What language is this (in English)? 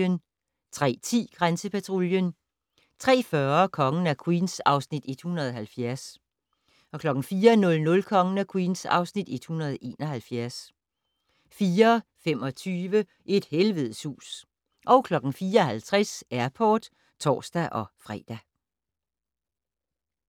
Danish